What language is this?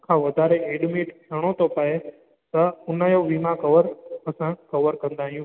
Sindhi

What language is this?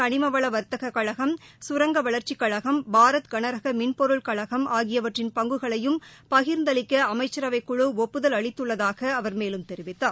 Tamil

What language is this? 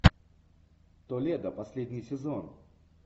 Russian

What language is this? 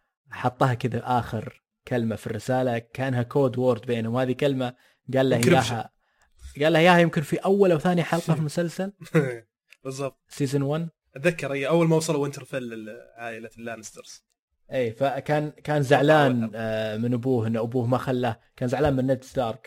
Arabic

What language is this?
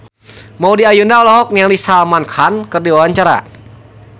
Sundanese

